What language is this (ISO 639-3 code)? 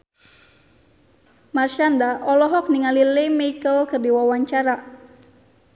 sun